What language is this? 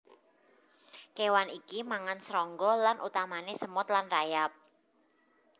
Javanese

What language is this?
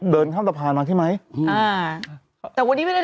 Thai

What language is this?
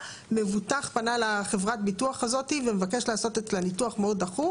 Hebrew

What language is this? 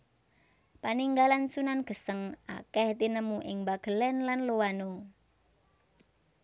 Javanese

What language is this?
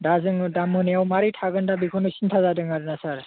Bodo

